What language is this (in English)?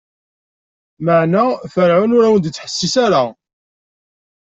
Kabyle